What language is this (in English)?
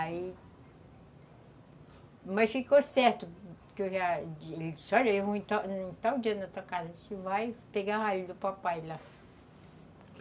Portuguese